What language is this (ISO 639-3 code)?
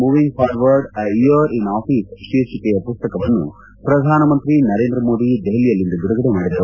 kan